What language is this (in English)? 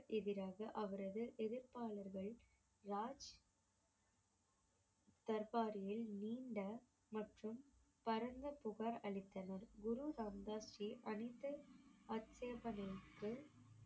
Tamil